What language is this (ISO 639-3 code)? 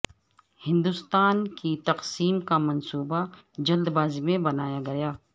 urd